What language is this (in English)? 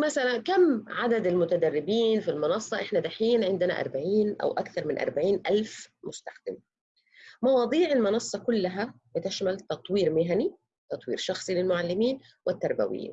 Arabic